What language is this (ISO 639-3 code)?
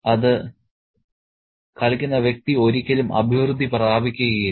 mal